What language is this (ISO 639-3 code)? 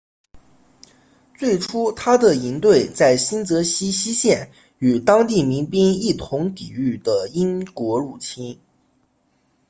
zho